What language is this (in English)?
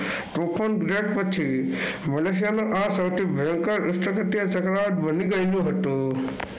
Gujarati